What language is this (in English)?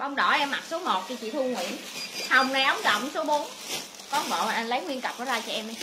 Vietnamese